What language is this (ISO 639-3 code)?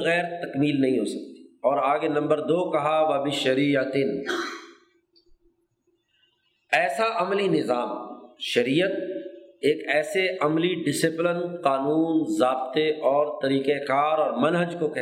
urd